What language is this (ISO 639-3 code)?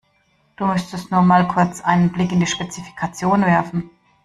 deu